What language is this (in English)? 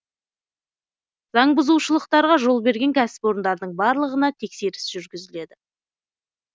Kazakh